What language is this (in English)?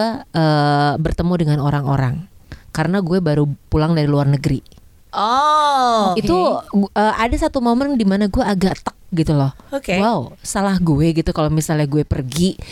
Indonesian